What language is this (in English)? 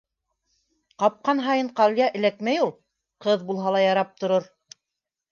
Bashkir